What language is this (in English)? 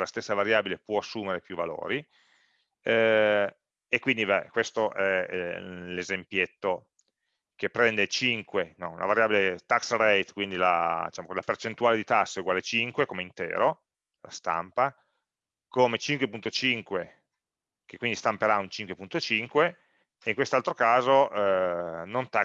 Italian